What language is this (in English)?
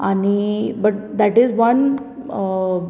Konkani